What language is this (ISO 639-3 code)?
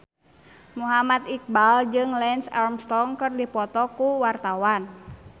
sun